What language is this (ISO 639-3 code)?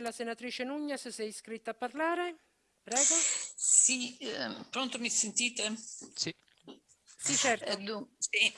ita